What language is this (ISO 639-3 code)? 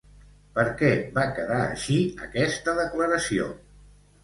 cat